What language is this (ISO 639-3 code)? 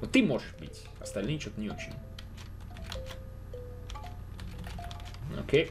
rus